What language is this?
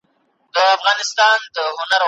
Pashto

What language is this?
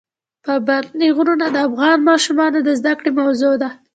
Pashto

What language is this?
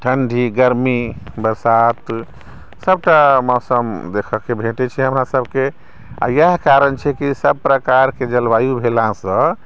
Maithili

